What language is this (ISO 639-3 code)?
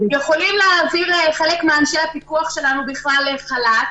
heb